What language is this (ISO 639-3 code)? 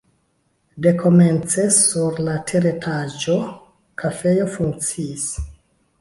epo